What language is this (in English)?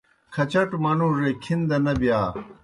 Kohistani Shina